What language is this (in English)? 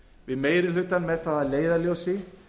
Icelandic